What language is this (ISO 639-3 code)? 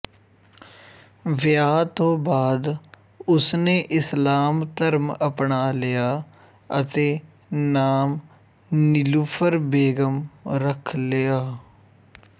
pan